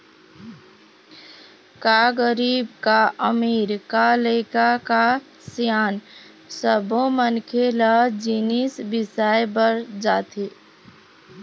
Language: Chhattisgarhi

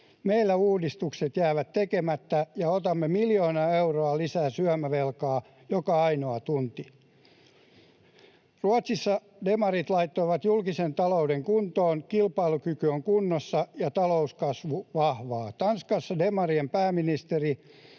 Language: Finnish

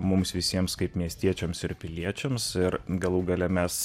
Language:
Lithuanian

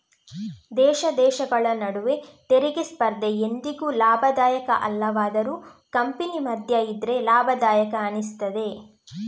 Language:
Kannada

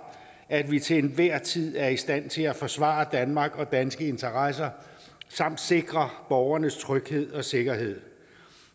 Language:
Danish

